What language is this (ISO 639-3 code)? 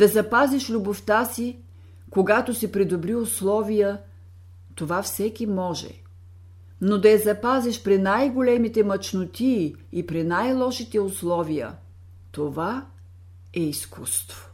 bul